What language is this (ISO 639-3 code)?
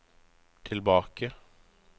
nor